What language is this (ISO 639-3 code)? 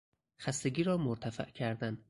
fas